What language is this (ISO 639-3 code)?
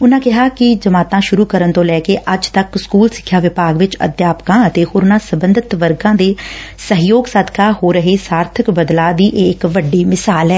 pan